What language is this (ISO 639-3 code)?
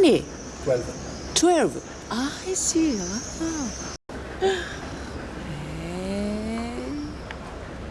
jpn